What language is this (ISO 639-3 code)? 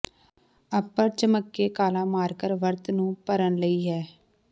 pan